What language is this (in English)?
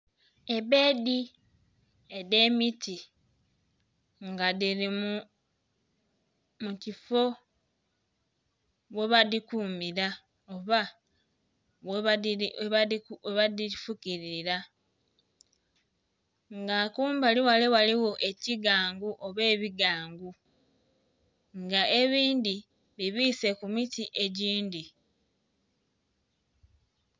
Soga